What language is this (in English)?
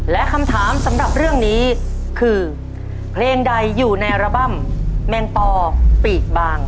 Thai